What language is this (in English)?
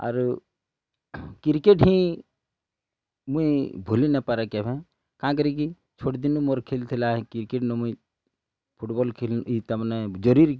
Odia